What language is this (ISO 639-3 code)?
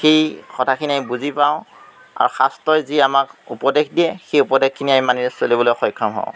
asm